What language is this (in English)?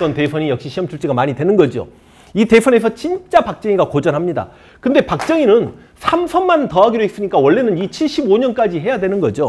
Korean